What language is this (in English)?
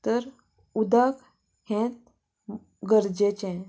Konkani